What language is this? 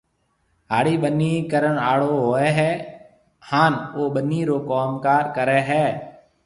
Marwari (Pakistan)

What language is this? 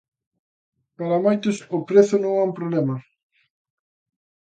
Galician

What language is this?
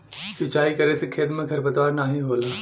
Bhojpuri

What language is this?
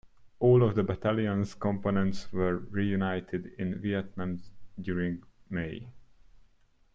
English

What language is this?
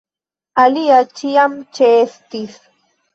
Esperanto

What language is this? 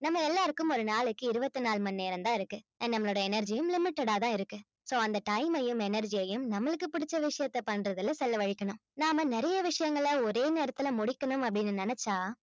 Tamil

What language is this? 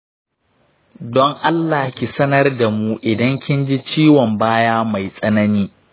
Hausa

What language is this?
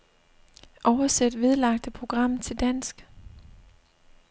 Danish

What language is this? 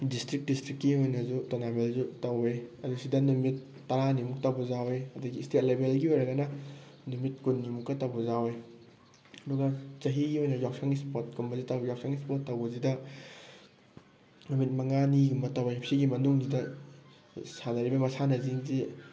Manipuri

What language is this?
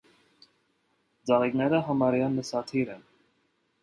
Armenian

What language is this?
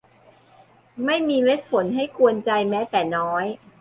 Thai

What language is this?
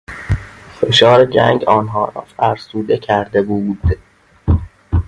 Persian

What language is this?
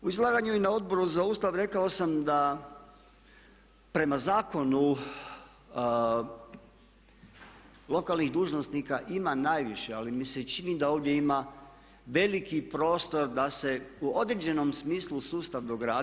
Croatian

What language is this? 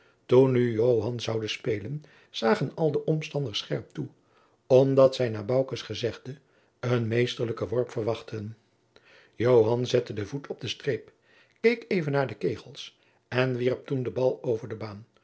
Dutch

